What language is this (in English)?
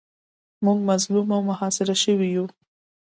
Pashto